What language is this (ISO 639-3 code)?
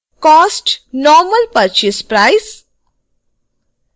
hin